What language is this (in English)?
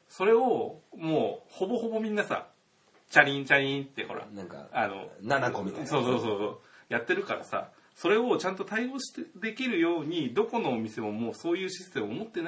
Japanese